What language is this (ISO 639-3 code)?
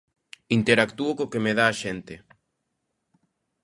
glg